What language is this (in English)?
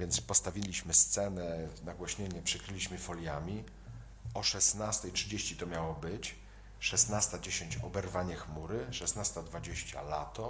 Polish